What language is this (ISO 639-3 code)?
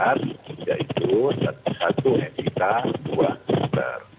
ind